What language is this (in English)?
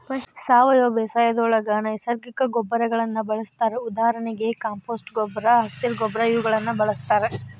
Kannada